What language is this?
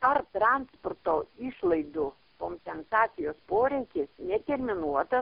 Lithuanian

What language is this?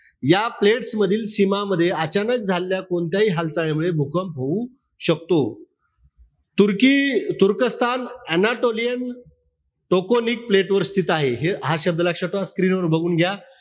Marathi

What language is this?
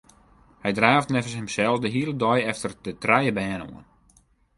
Western Frisian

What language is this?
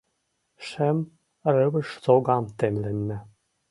Mari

